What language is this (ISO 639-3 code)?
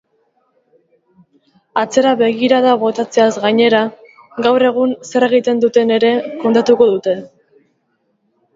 eus